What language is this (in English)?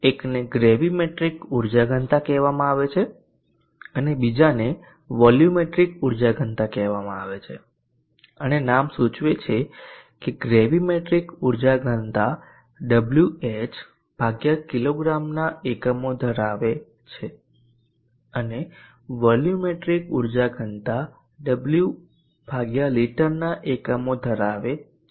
Gujarati